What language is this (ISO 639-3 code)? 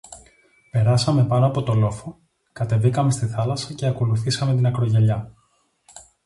ell